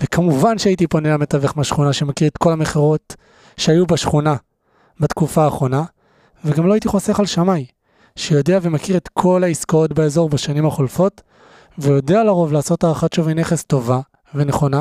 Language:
Hebrew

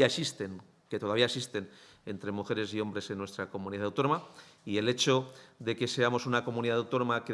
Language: Spanish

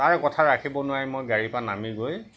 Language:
Assamese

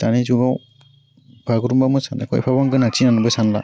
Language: Bodo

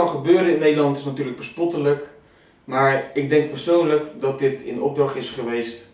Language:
Dutch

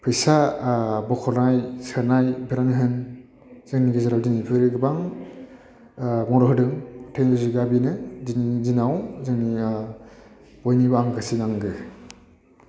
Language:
Bodo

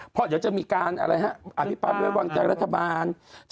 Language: Thai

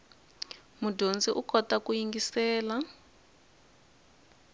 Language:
Tsonga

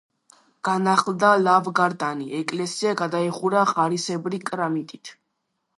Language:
Georgian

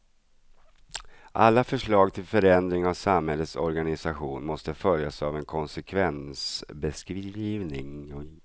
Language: Swedish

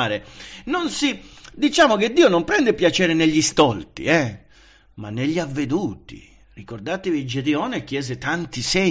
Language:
Italian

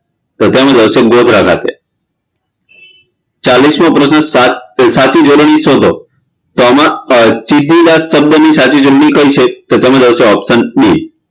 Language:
Gujarati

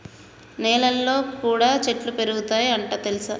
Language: Telugu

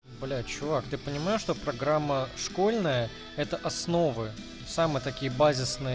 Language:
Russian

